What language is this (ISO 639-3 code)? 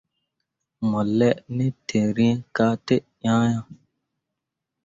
mua